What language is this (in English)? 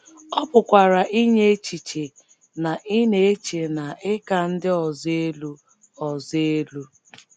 Igbo